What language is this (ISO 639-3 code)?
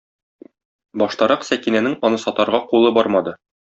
tat